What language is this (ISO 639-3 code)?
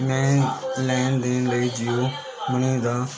pan